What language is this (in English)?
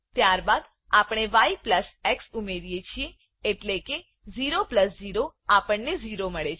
Gujarati